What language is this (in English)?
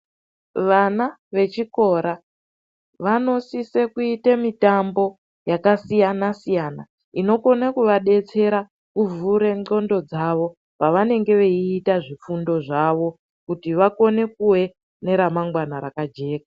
Ndau